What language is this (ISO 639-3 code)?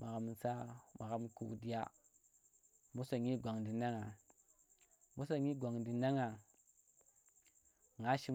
ttr